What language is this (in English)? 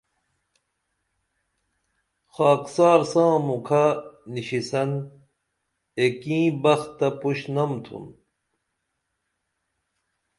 Dameli